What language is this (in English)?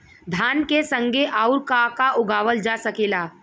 Bhojpuri